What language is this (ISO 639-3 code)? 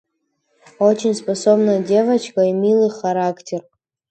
rus